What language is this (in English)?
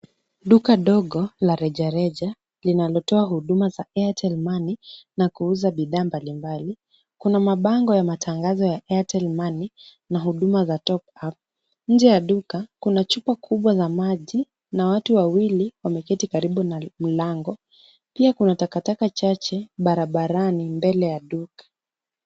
Swahili